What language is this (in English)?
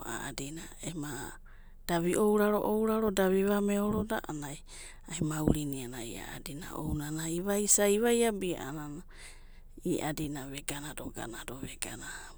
Abadi